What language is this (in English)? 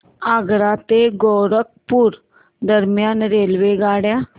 Marathi